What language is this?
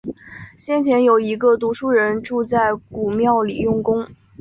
Chinese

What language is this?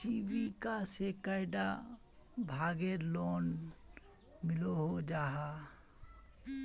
Magahi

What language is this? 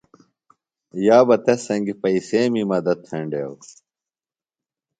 Phalura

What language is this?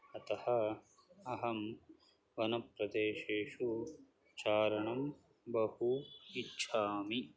Sanskrit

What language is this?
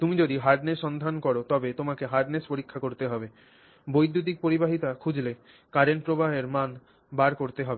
Bangla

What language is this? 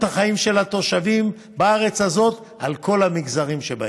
Hebrew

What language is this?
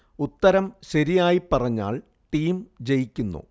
Malayalam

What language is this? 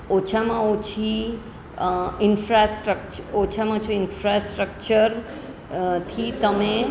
Gujarati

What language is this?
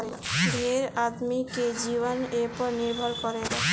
Bhojpuri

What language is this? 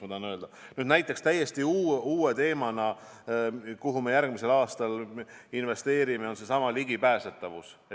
Estonian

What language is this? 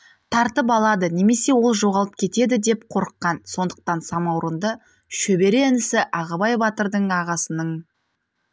Kazakh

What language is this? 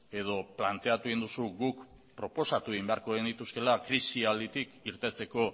Basque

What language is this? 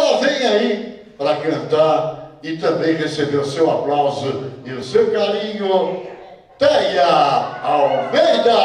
Portuguese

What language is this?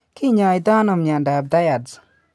Kalenjin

